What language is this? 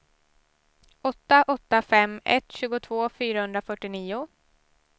Swedish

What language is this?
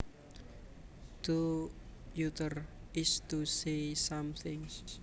Javanese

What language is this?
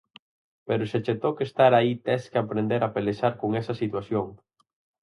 Galician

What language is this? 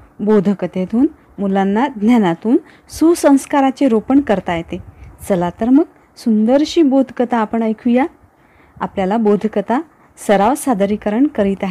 Marathi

